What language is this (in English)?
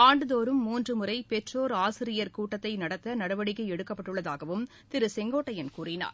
Tamil